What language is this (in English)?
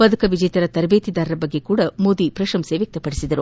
Kannada